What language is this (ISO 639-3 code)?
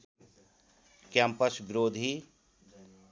nep